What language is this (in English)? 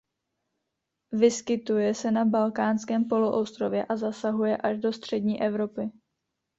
Czech